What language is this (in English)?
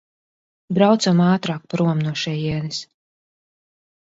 Latvian